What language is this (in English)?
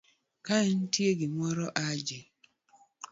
Luo (Kenya and Tanzania)